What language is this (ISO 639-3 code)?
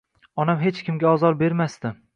uzb